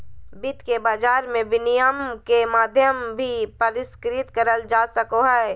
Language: Magahi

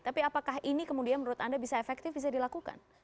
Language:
Indonesian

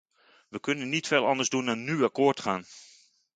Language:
Dutch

